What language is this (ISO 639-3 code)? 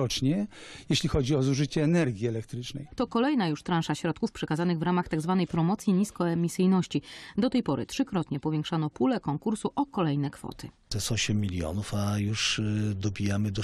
pol